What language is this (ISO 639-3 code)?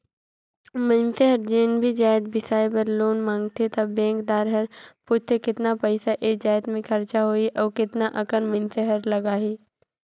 hne